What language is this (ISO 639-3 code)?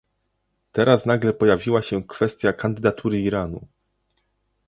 pol